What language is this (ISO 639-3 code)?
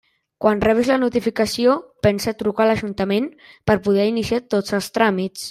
cat